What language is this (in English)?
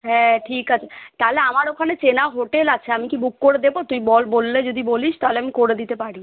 Bangla